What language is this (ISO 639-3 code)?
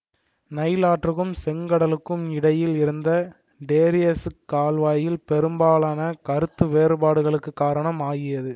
tam